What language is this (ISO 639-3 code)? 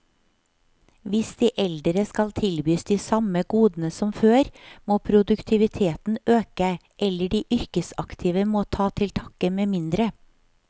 nor